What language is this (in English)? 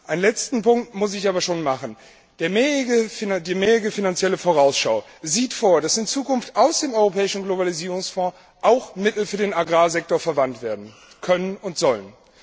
German